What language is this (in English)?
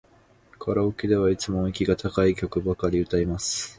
Japanese